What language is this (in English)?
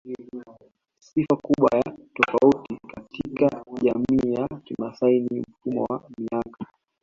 Swahili